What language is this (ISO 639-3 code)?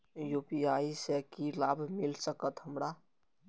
mai